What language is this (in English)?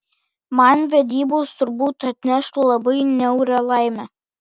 Lithuanian